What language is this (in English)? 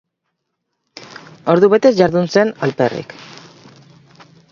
Basque